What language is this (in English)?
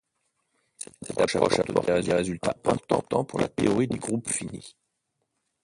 French